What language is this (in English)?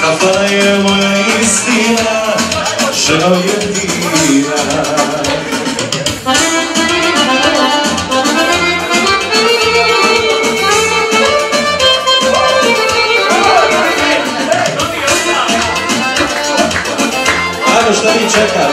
Romanian